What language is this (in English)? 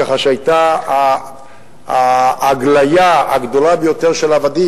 Hebrew